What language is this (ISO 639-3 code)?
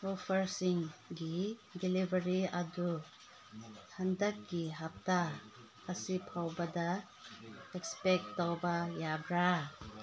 mni